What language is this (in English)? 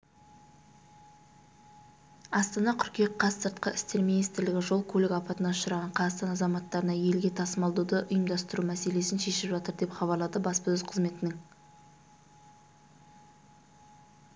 Kazakh